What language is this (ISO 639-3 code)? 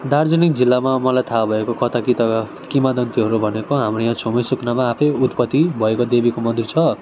nep